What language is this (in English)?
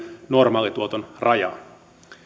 Finnish